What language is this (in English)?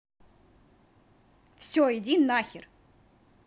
Russian